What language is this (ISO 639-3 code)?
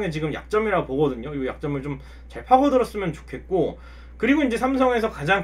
kor